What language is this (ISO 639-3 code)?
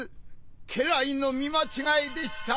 jpn